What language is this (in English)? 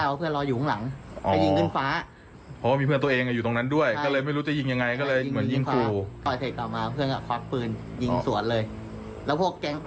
Thai